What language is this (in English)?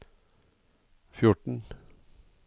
Norwegian